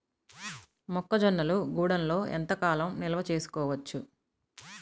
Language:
Telugu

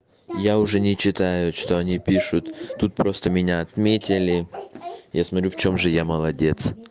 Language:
Russian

